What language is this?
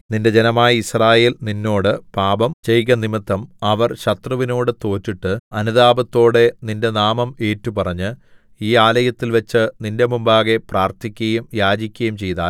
Malayalam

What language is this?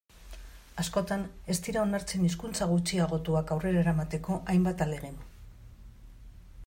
Basque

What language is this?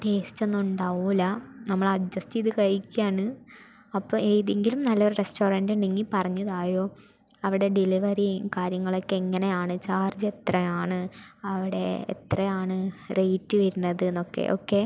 Malayalam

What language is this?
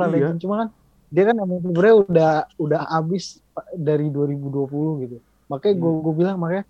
Indonesian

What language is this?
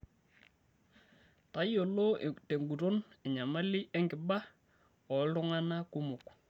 Masai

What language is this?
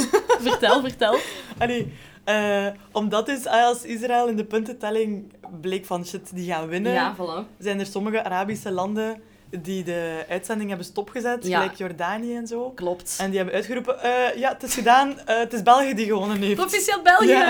Dutch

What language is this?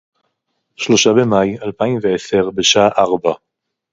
Hebrew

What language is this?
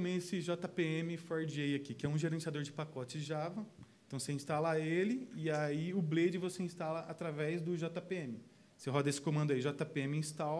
Portuguese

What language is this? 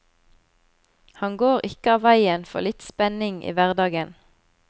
Norwegian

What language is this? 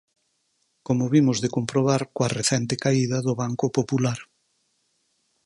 Galician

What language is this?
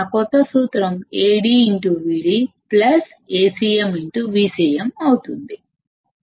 Telugu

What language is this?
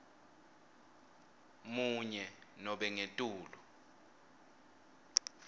Swati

